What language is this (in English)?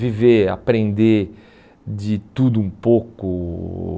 Portuguese